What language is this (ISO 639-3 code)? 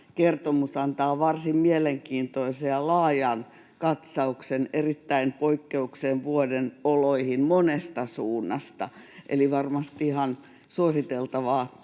fin